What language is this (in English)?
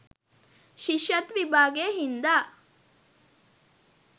Sinhala